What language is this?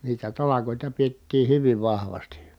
Finnish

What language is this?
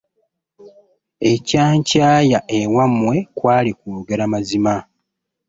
Ganda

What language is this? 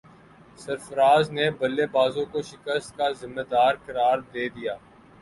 Urdu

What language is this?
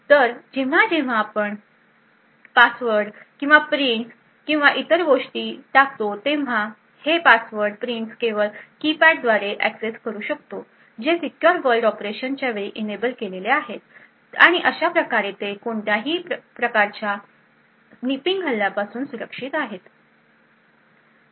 Marathi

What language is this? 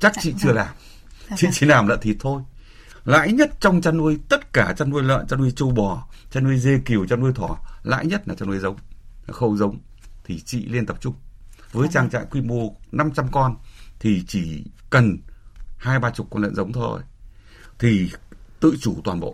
Vietnamese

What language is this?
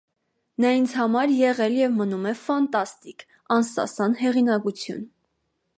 Armenian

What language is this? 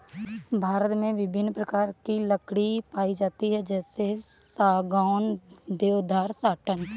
Hindi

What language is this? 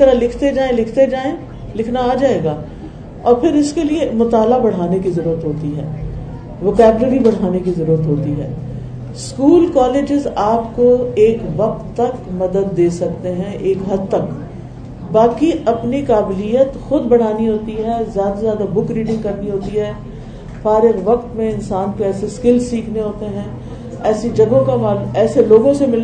Urdu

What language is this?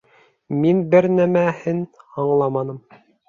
Bashkir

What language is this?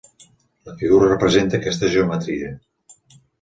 Catalan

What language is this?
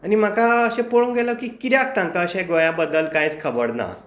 Konkani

